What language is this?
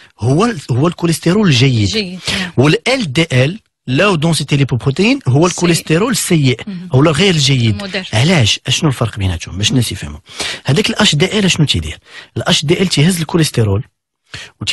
Arabic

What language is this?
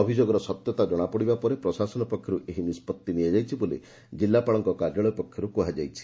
Odia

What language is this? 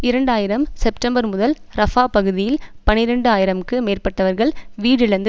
Tamil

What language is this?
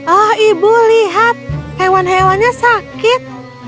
Indonesian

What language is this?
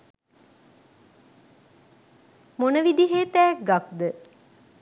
Sinhala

